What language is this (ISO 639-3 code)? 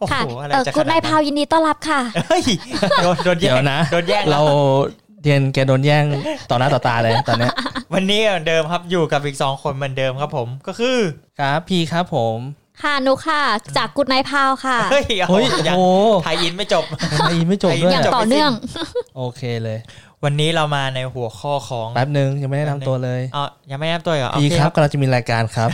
tha